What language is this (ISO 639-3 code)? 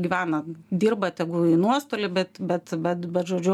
lit